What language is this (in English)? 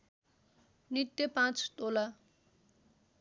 Nepali